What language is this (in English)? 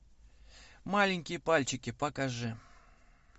Russian